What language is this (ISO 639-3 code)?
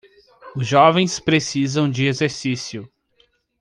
por